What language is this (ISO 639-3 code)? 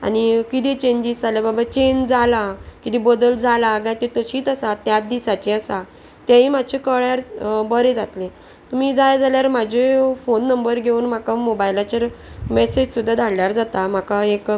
kok